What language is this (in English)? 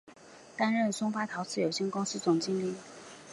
Chinese